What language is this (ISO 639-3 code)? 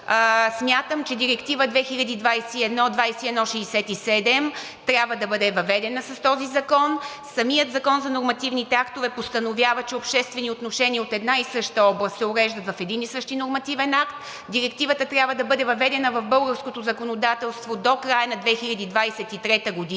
bul